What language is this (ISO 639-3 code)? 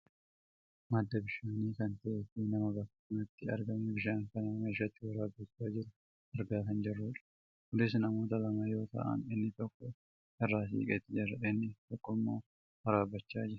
orm